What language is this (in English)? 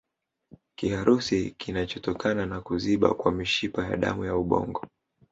Swahili